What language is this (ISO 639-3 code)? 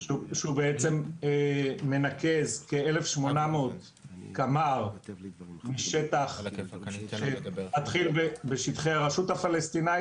heb